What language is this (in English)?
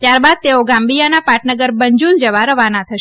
Gujarati